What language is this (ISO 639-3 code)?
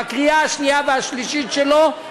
heb